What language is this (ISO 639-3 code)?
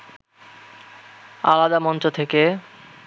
ben